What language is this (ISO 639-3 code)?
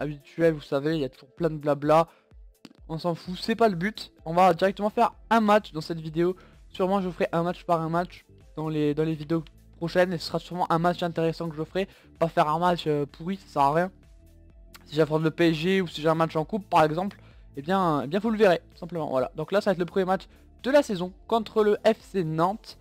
fra